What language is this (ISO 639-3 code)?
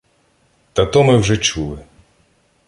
ukr